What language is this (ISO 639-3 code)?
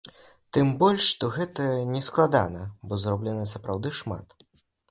bel